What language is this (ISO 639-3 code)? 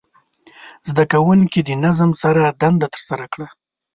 pus